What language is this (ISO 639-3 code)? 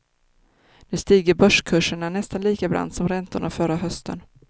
swe